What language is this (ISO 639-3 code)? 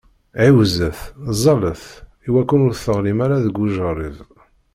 kab